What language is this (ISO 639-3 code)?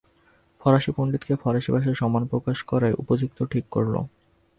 ben